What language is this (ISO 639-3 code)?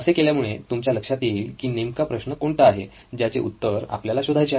mar